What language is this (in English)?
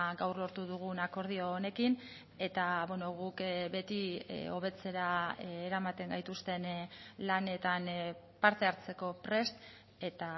Basque